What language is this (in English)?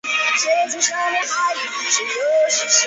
Chinese